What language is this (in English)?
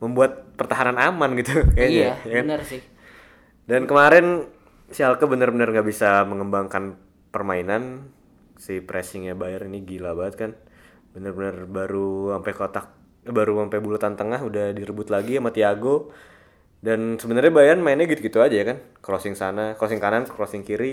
Indonesian